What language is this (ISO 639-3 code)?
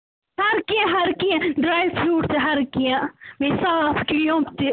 kas